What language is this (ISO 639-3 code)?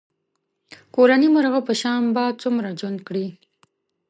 pus